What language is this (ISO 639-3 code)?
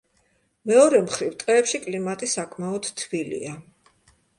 kat